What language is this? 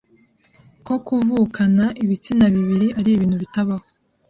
Kinyarwanda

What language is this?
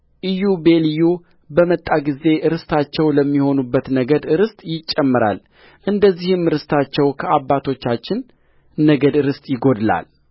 Amharic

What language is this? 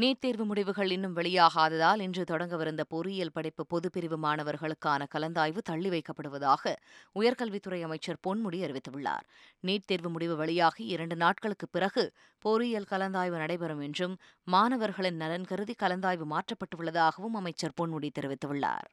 Tamil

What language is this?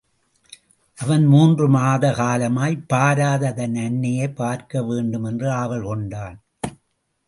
Tamil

